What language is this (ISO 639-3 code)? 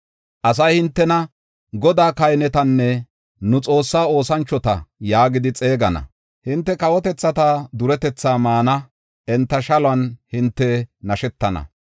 gof